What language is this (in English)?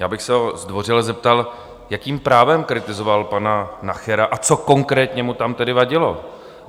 Czech